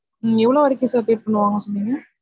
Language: Tamil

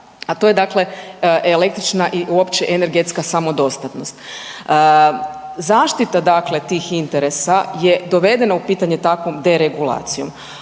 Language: Croatian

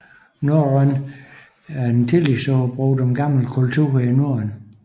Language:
Danish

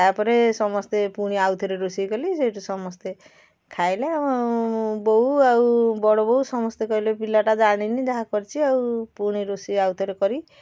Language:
Odia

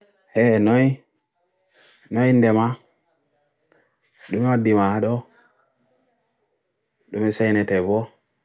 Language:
Bagirmi Fulfulde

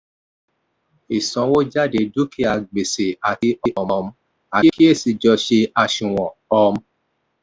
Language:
Yoruba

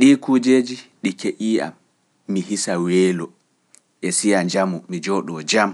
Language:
Pular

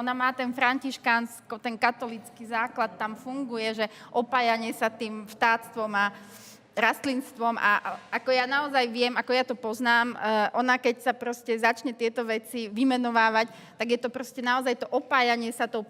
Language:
Slovak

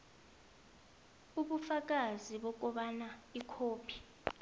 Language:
South Ndebele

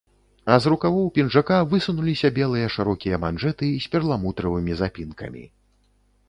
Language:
Belarusian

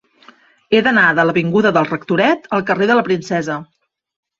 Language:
Catalan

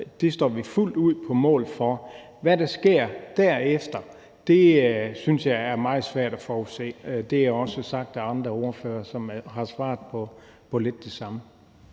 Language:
Danish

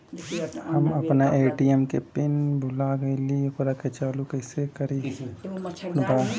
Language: Bhojpuri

